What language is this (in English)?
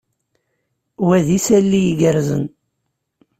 Kabyle